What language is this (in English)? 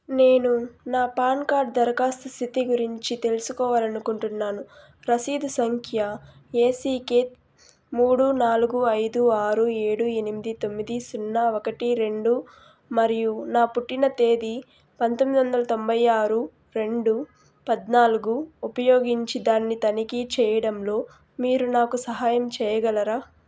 Telugu